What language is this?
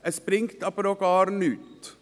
Swiss German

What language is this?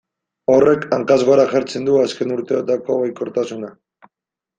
Basque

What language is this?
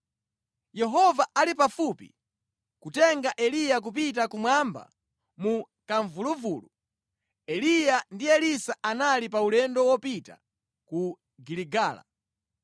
Nyanja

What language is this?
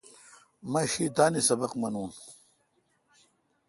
Kalkoti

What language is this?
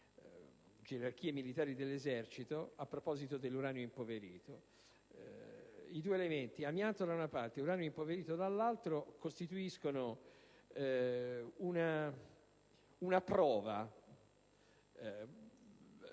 Italian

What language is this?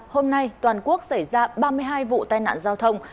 Vietnamese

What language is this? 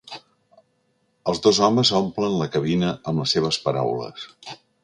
Catalan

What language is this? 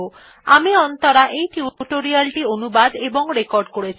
Bangla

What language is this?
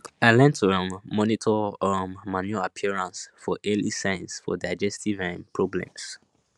Nigerian Pidgin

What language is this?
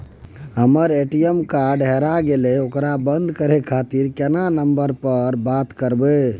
Maithili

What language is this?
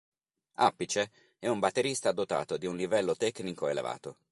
Italian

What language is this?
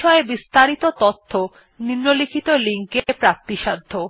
Bangla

